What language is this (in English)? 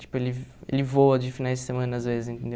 Portuguese